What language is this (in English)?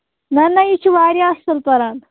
Kashmiri